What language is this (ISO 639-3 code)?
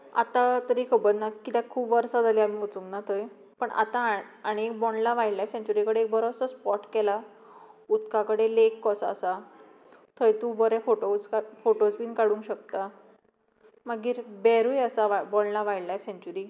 kok